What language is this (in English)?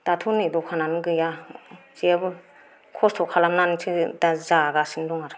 Bodo